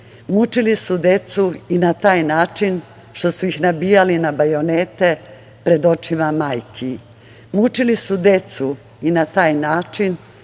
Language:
Serbian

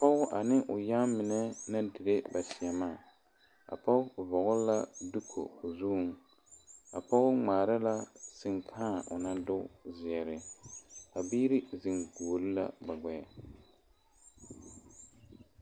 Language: Southern Dagaare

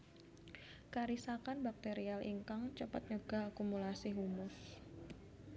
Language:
Javanese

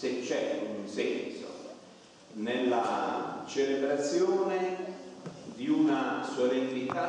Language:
Italian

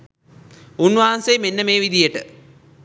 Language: Sinhala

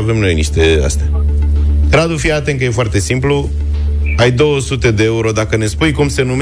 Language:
Romanian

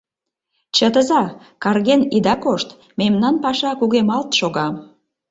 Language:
Mari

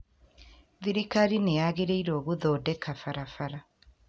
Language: Kikuyu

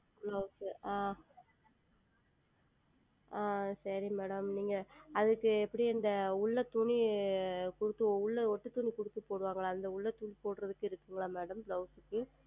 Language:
Tamil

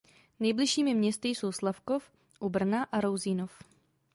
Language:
Czech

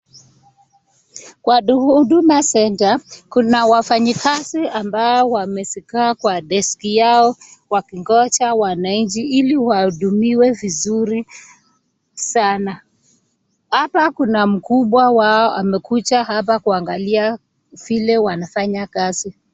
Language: Swahili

